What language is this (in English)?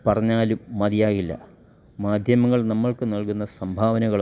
Malayalam